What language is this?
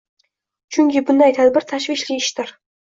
Uzbek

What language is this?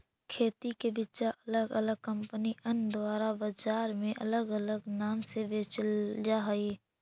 Magahi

